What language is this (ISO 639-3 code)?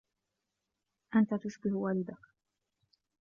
ara